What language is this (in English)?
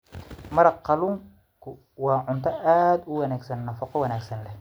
Somali